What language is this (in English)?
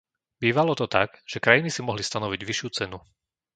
Slovak